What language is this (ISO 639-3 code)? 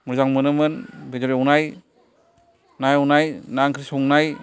brx